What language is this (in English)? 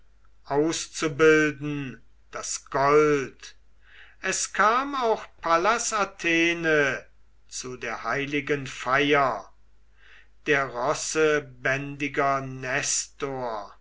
German